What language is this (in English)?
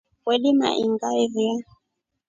Rombo